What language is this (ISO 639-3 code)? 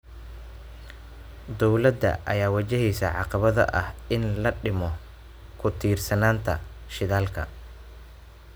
som